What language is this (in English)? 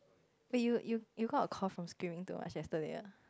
English